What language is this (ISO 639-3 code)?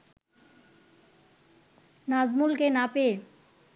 ben